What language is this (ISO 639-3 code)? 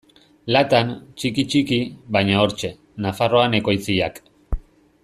eus